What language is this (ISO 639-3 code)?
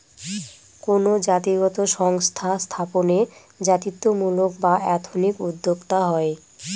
ben